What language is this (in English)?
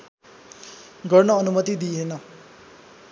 Nepali